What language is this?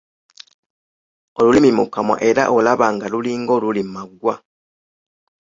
Ganda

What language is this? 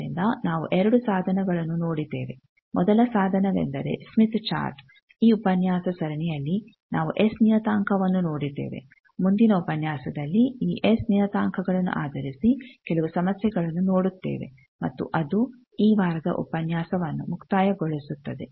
Kannada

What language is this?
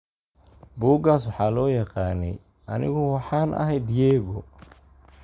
Somali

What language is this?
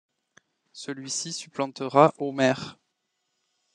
French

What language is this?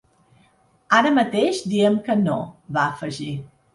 Catalan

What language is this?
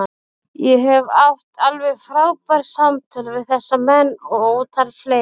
Icelandic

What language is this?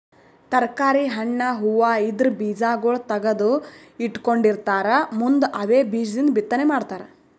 Kannada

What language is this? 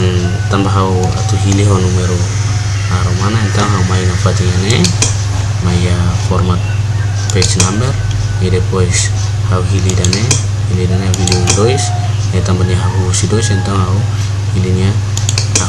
Indonesian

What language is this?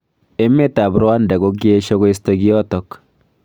Kalenjin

